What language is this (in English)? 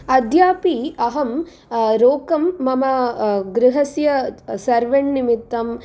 Sanskrit